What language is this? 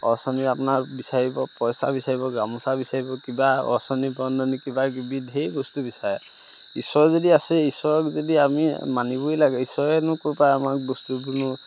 Assamese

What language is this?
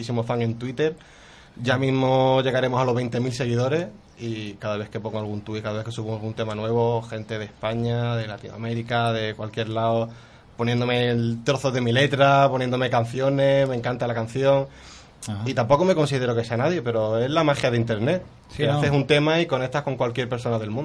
Spanish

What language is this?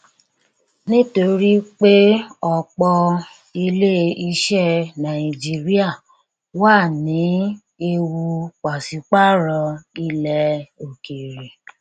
Yoruba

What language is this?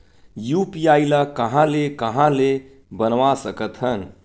Chhattisgarhi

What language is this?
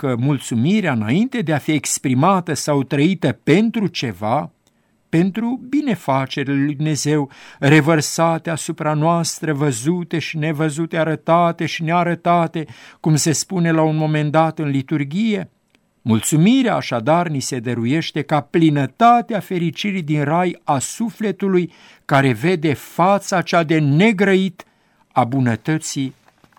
Romanian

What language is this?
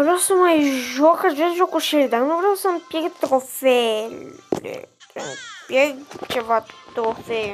Romanian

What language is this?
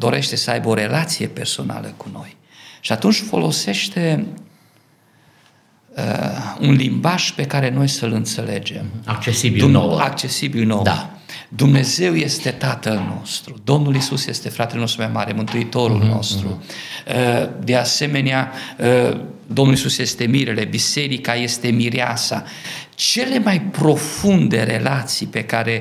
Romanian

